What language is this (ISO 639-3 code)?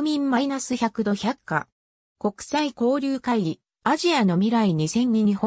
jpn